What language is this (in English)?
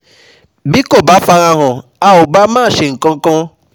Yoruba